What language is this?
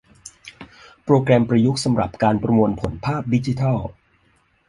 Thai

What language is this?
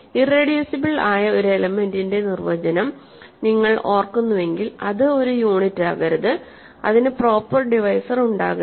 Malayalam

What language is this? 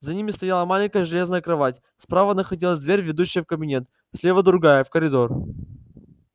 Russian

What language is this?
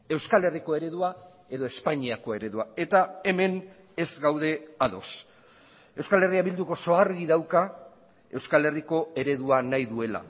Basque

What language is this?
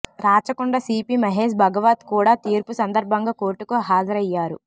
Telugu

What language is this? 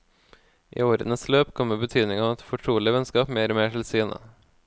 Norwegian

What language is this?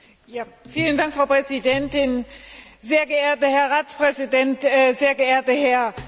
German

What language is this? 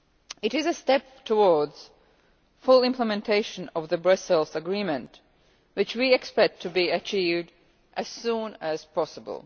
English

